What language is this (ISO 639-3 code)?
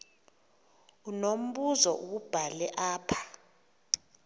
xho